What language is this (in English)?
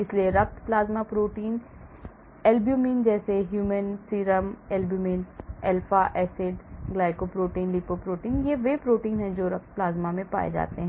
Hindi